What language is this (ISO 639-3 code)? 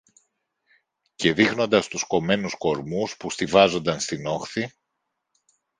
ell